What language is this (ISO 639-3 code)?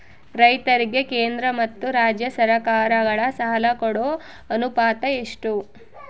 kan